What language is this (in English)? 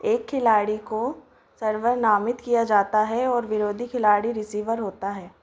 Hindi